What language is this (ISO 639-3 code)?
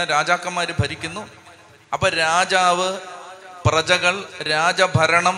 mal